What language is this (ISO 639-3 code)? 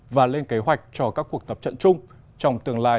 vie